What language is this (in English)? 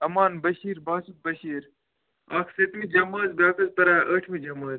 Kashmiri